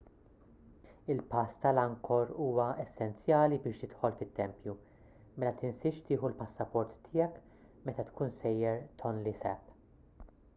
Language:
Maltese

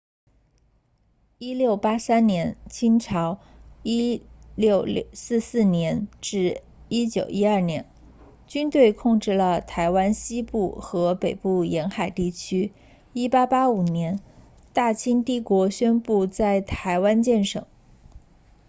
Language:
Chinese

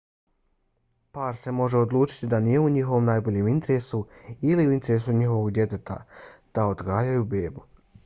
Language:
Bosnian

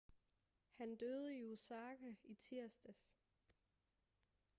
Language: Danish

